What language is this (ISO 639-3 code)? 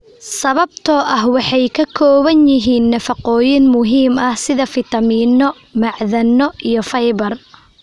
som